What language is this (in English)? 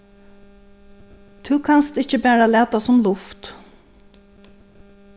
Faroese